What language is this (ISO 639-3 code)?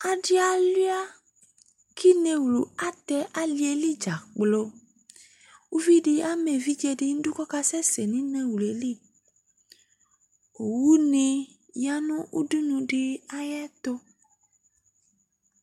kpo